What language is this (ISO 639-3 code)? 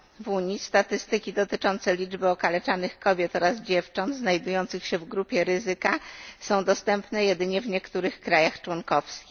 pol